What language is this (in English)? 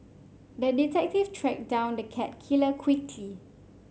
English